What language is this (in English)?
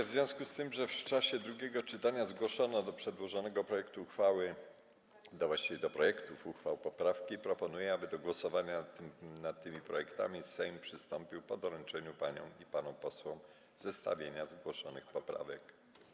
Polish